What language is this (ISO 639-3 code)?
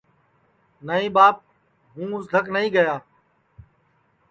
ssi